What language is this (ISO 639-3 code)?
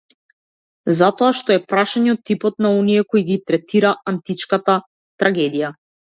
mkd